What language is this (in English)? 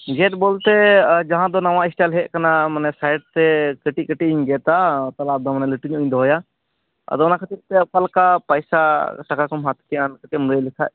Santali